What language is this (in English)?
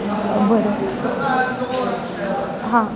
Marathi